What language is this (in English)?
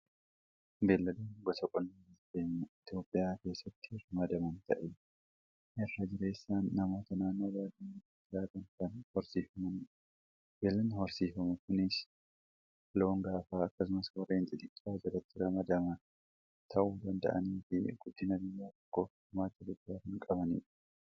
Oromo